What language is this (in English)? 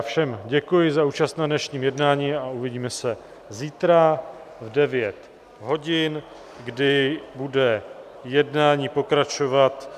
Czech